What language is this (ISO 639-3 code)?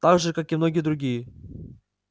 rus